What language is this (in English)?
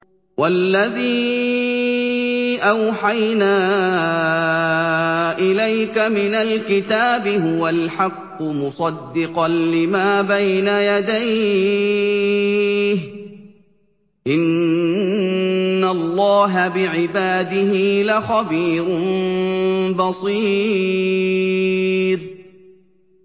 Arabic